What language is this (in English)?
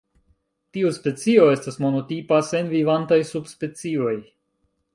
Esperanto